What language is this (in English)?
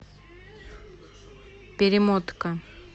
Russian